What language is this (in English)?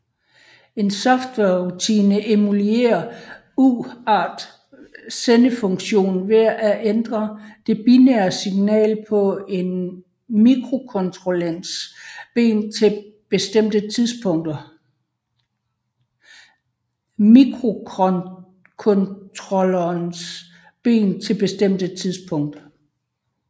Danish